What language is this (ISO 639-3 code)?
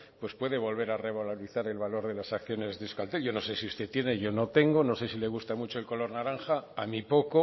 spa